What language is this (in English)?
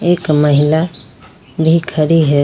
Hindi